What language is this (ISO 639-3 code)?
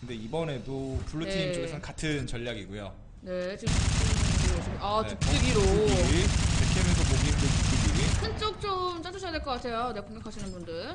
kor